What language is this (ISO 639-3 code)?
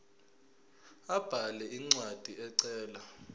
zul